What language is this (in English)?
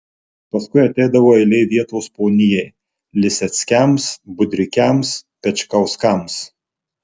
Lithuanian